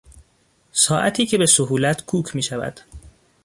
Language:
Persian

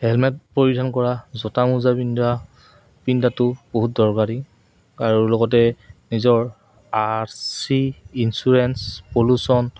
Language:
Assamese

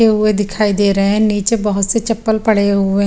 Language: Hindi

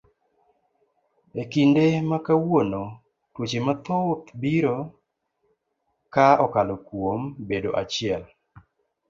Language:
Luo (Kenya and Tanzania)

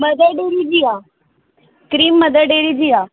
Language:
Sindhi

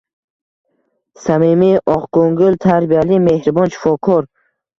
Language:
Uzbek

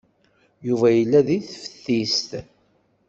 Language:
Kabyle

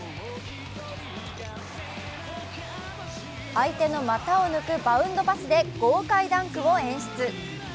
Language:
Japanese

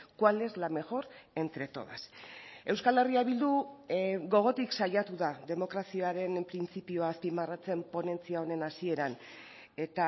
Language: Basque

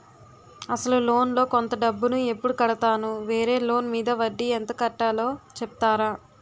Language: Telugu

